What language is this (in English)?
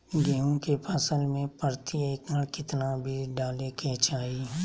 Magahi